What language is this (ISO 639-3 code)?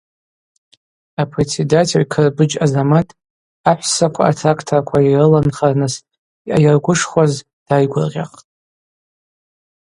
abq